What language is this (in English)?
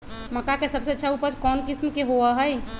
Magahi